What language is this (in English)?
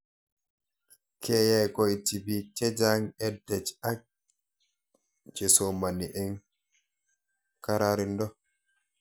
Kalenjin